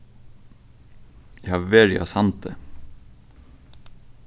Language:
Faroese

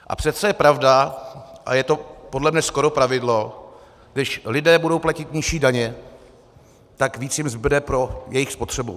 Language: Czech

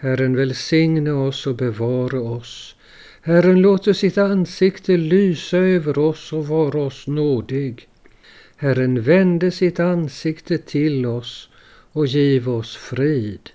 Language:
Swedish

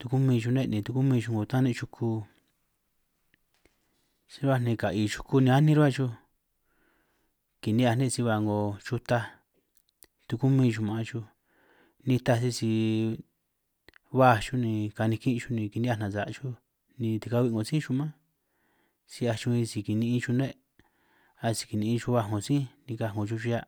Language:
San Martín Itunyoso Triqui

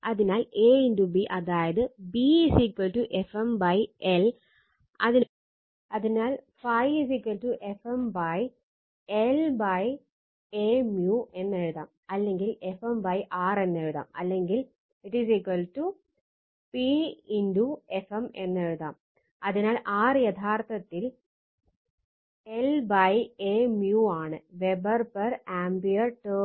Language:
Malayalam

